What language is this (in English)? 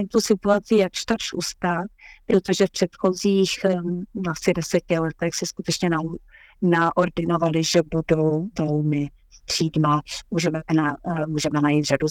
Czech